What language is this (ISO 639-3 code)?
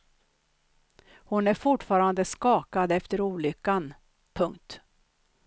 swe